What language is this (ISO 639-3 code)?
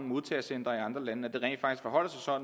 dan